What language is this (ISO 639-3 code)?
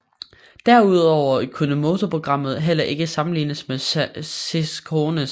dan